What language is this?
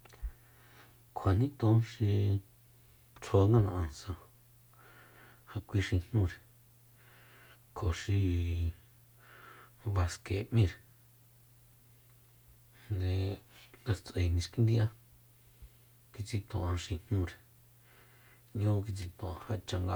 Soyaltepec Mazatec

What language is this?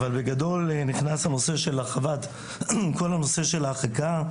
Hebrew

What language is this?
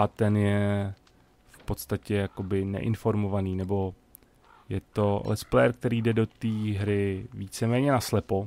Czech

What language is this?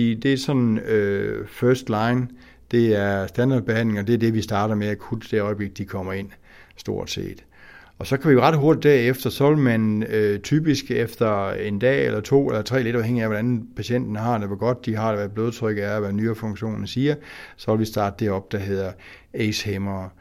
Danish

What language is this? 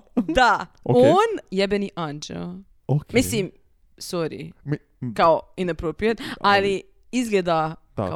Croatian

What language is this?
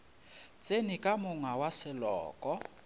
Northern Sotho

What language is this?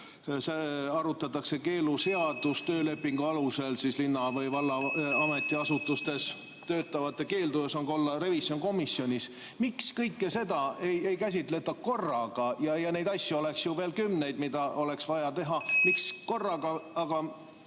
Estonian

